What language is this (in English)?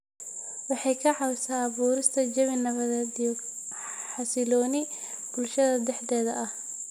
Somali